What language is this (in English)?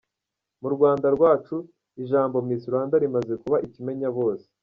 Kinyarwanda